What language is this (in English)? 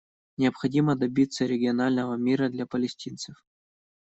Russian